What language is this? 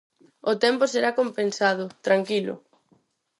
Galician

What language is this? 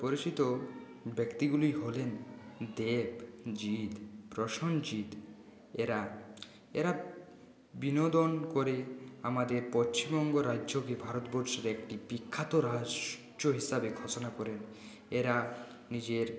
Bangla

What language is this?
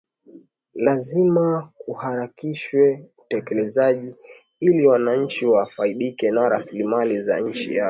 Swahili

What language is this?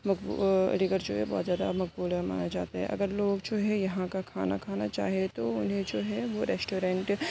Urdu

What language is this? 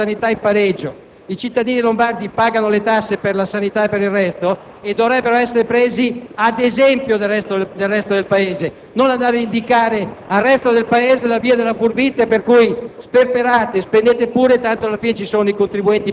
Italian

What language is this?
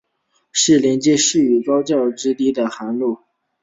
Chinese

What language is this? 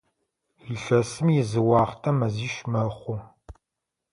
Adyghe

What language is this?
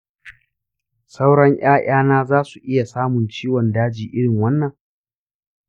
Hausa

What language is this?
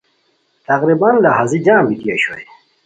Khowar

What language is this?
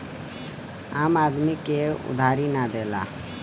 Bhojpuri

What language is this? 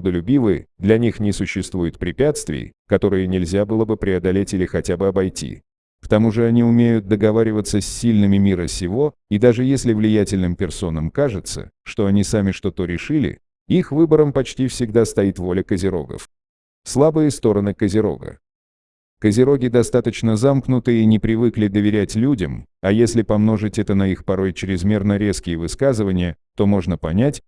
Russian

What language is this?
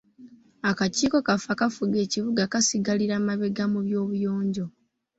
Ganda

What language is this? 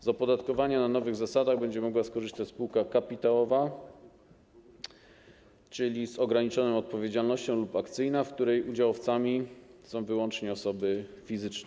Polish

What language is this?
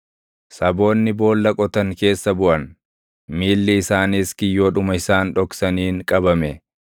Oromo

